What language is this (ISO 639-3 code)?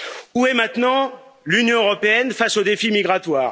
fra